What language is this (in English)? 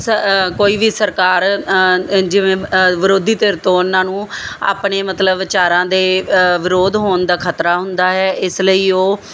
Punjabi